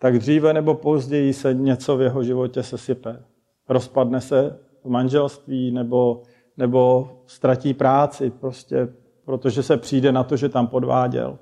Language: Czech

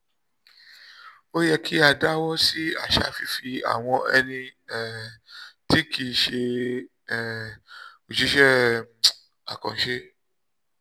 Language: Yoruba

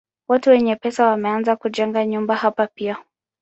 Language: Swahili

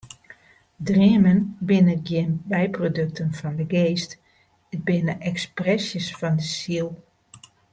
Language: Western Frisian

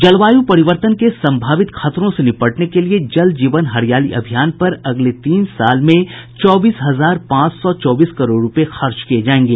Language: Hindi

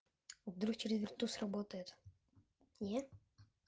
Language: Russian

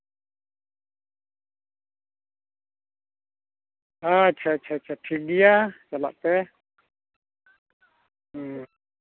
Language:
Santali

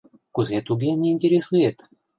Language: Mari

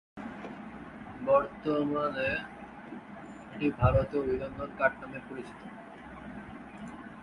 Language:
Bangla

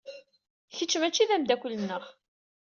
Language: Kabyle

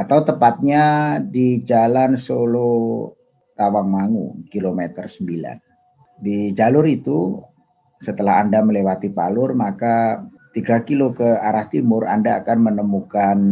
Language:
Indonesian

